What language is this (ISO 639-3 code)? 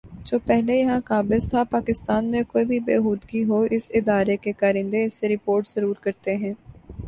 urd